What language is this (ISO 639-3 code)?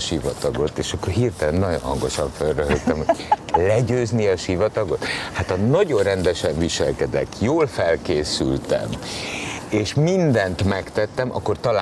hun